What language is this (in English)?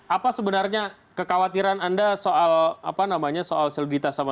Indonesian